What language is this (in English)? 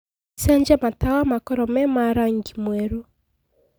Kikuyu